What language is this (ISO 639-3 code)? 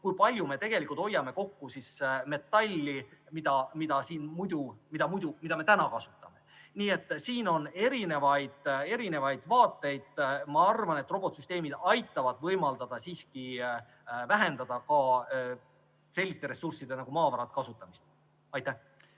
est